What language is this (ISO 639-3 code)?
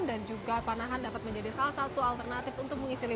ind